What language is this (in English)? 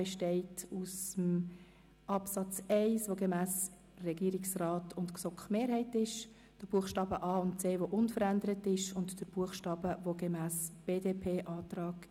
Swiss German